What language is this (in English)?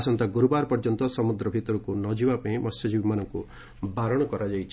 Odia